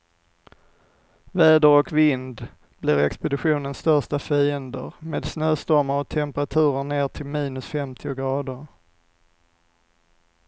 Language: Swedish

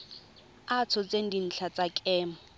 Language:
Tswana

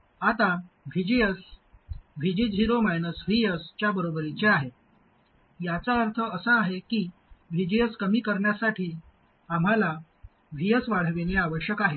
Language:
Marathi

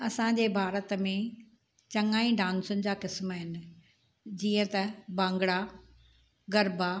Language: Sindhi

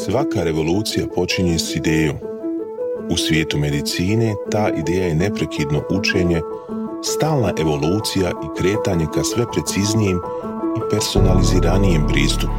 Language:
Croatian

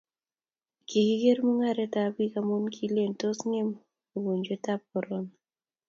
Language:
Kalenjin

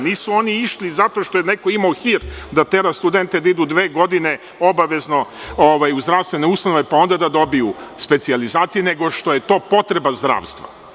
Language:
Serbian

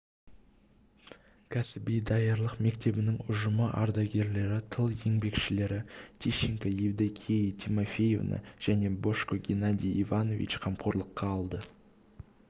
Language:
Kazakh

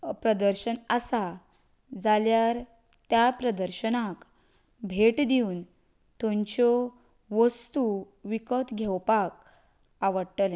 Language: Konkani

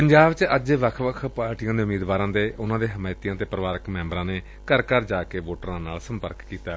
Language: Punjabi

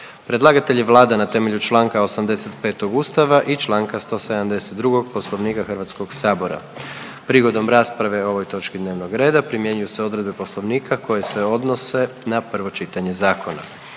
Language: Croatian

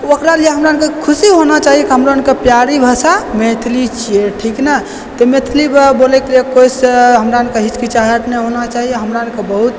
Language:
Maithili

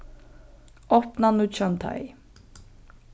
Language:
Faroese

